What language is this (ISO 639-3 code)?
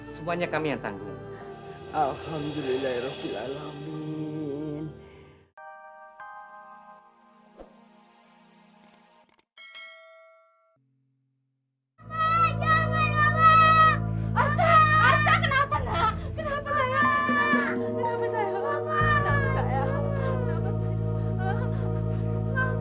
ind